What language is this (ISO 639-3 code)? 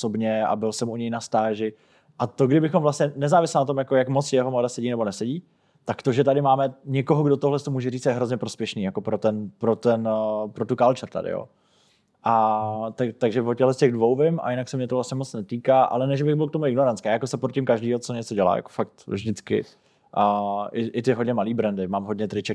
ces